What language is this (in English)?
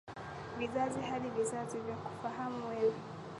Swahili